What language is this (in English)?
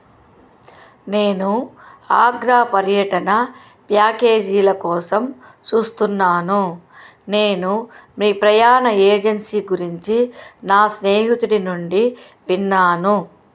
Telugu